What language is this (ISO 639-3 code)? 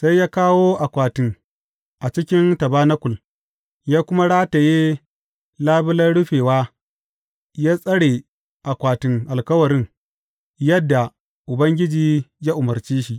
hau